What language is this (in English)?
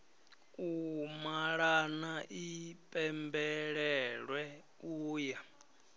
Venda